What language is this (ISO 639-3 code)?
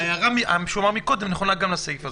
heb